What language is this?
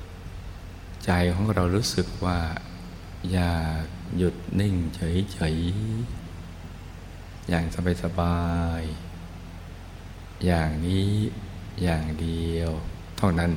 Thai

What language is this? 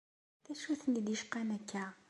Kabyle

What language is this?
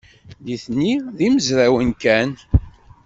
Kabyle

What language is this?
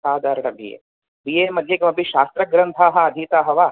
Sanskrit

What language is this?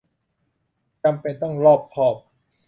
Thai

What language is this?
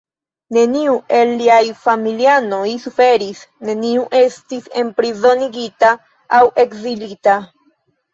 Esperanto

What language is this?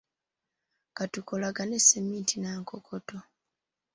Ganda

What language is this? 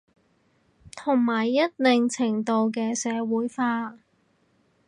Cantonese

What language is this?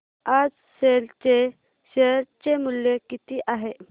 Marathi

